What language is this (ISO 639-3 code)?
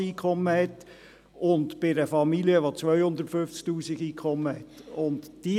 gsw